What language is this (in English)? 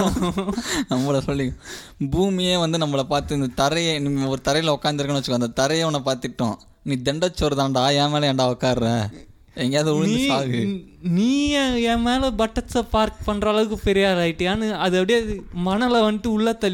Tamil